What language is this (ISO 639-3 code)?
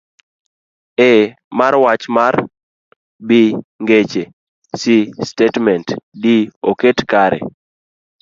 luo